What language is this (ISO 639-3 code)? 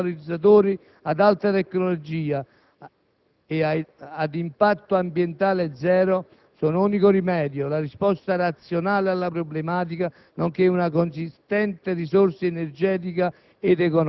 ita